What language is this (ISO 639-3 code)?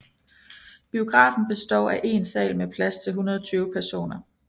dan